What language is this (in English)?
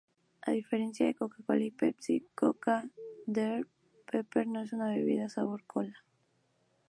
Spanish